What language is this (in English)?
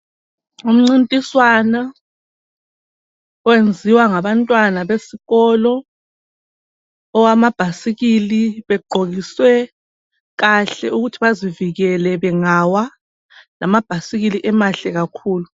North Ndebele